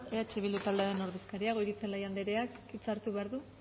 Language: Basque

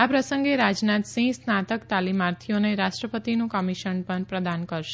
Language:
Gujarati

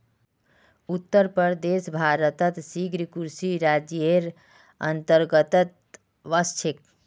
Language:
Magahi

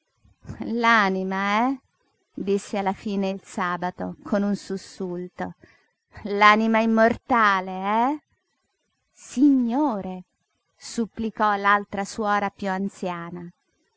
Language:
Italian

